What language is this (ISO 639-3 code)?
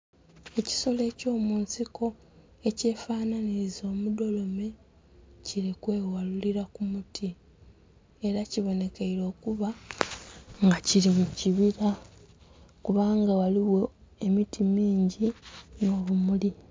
xog